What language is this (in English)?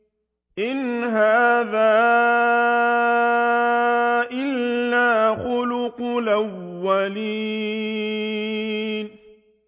Arabic